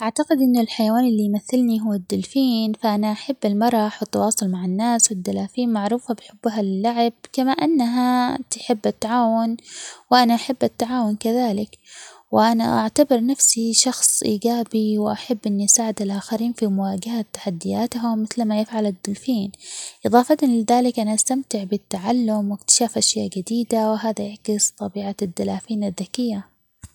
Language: Omani Arabic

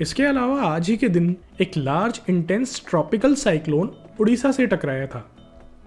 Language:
Hindi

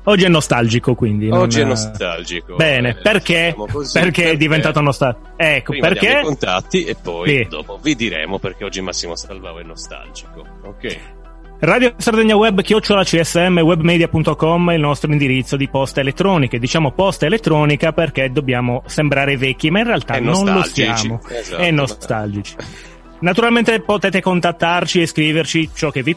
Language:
Italian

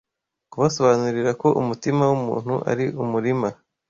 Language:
Kinyarwanda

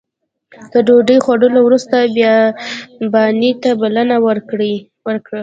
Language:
Pashto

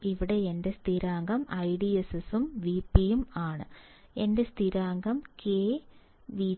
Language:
Malayalam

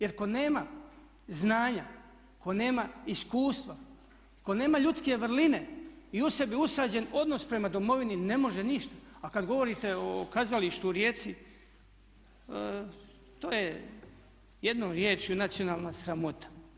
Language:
Croatian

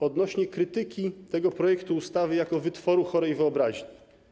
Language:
Polish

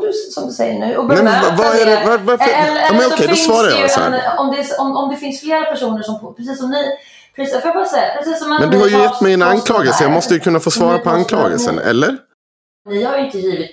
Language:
Swedish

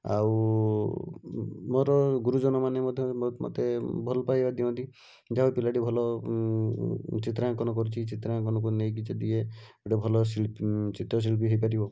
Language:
Odia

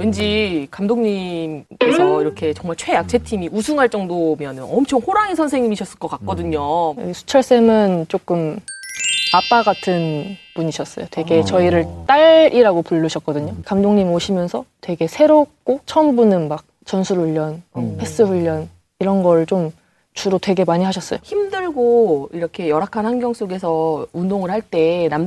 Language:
Korean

